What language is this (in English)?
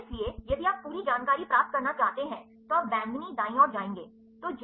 Hindi